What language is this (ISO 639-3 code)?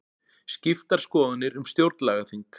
isl